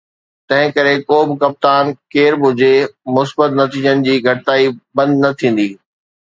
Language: Sindhi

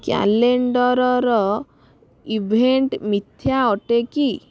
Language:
Odia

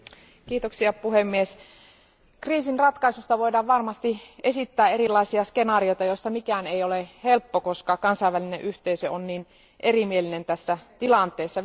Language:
Finnish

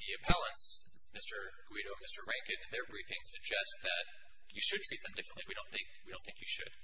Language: English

